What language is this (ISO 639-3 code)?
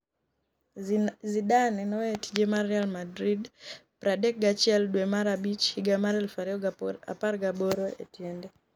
luo